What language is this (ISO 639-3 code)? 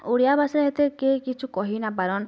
ori